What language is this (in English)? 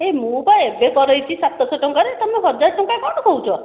Odia